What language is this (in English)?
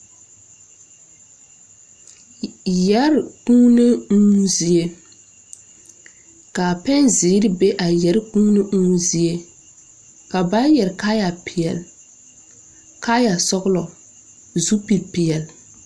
Southern Dagaare